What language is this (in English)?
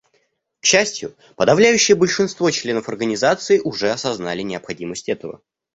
Russian